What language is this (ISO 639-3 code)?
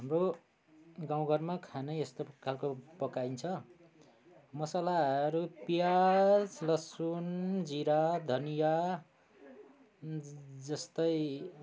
nep